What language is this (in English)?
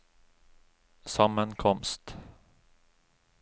Norwegian